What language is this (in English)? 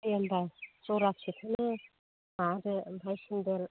Bodo